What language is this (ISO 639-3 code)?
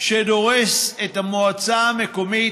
heb